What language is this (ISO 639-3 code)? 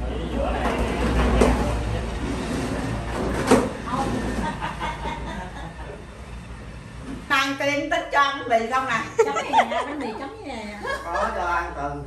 vie